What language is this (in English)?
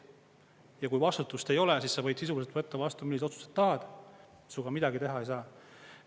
Estonian